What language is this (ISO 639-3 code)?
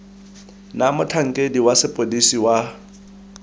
tsn